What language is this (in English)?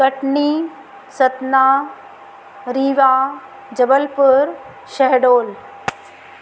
Sindhi